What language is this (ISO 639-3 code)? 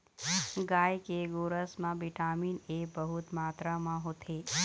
hne